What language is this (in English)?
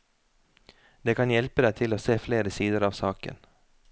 Norwegian